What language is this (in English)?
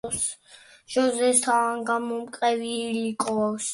Georgian